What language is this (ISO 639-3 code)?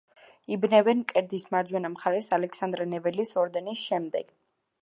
kat